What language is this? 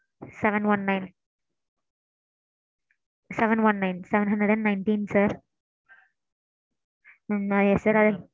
Tamil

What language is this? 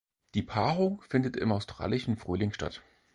German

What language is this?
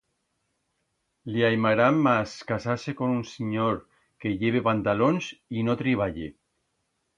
Aragonese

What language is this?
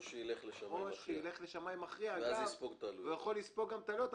Hebrew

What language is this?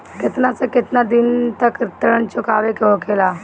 Bhojpuri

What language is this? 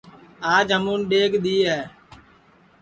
Sansi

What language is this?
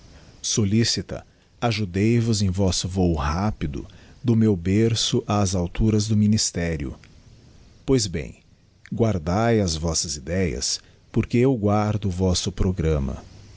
Portuguese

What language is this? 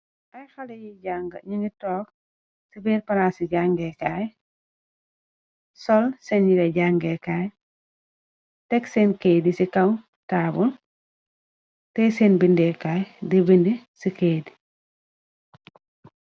Wolof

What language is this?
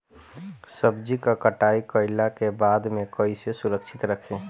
Bhojpuri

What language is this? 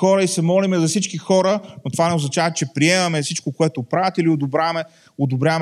Bulgarian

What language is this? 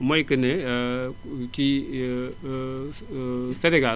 Wolof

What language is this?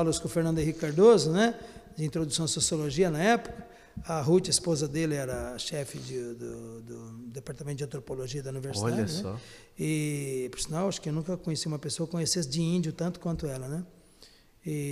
Portuguese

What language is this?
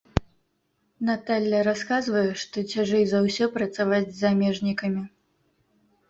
Belarusian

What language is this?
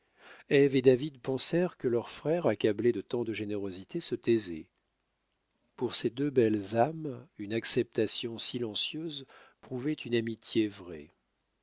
French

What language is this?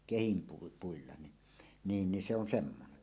Finnish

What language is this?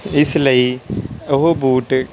Punjabi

